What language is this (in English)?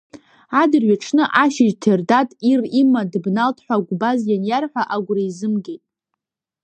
Abkhazian